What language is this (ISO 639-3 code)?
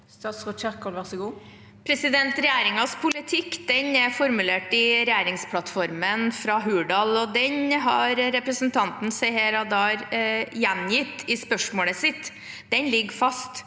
nor